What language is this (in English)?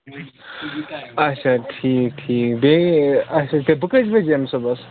Kashmiri